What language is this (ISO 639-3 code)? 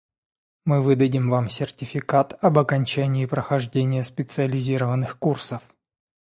rus